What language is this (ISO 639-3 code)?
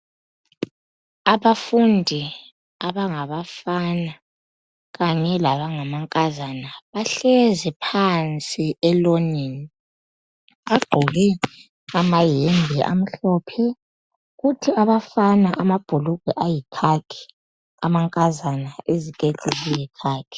nde